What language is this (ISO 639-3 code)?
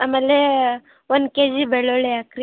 kan